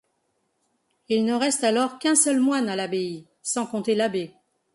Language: French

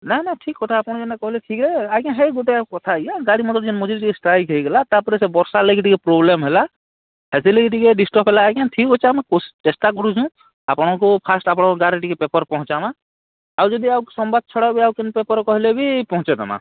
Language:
Odia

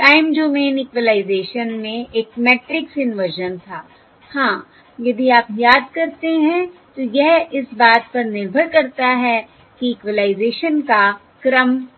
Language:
Hindi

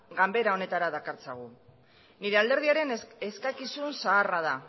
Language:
Basque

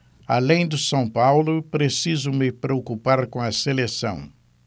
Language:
Portuguese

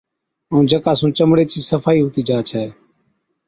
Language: Od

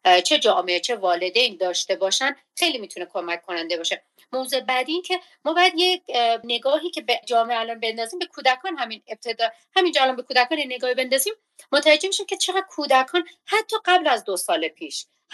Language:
Persian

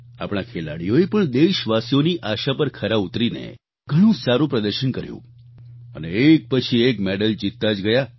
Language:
Gujarati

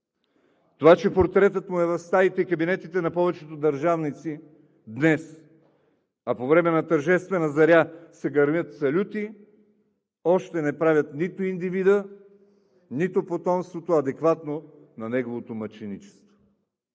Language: Bulgarian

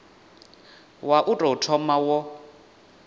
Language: Venda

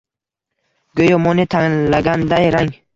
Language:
Uzbek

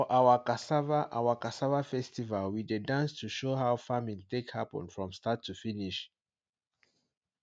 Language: Nigerian Pidgin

